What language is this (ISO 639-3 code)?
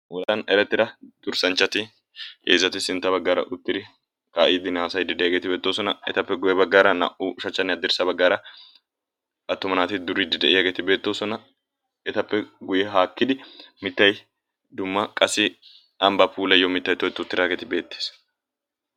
wal